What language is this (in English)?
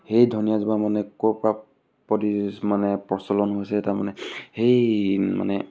Assamese